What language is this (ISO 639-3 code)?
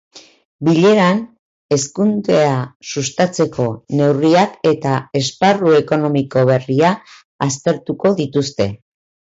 eus